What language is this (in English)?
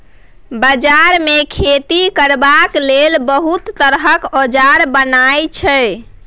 Maithili